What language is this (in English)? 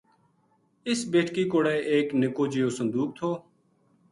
Gujari